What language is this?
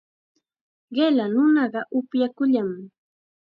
Chiquián Ancash Quechua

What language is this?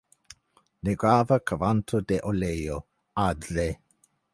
Esperanto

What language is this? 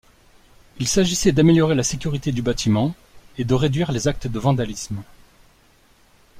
French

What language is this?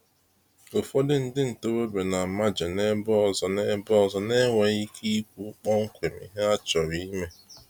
Igbo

